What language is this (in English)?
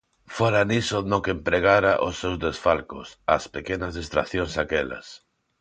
Galician